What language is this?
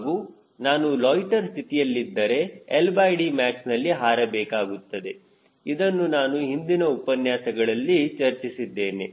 Kannada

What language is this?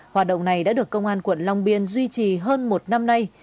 Vietnamese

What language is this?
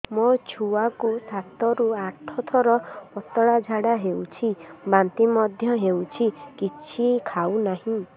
Odia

